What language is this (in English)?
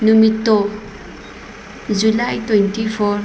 Manipuri